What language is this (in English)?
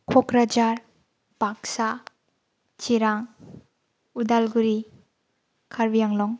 Bodo